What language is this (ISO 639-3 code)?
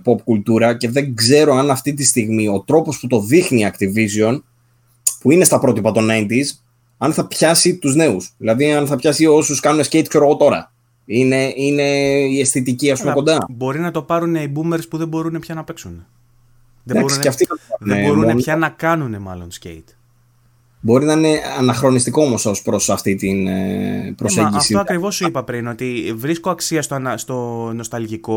ell